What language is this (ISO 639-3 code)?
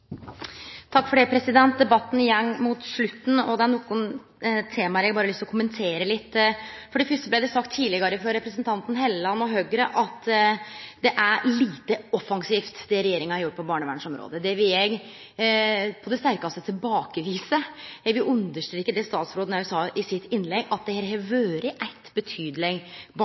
nno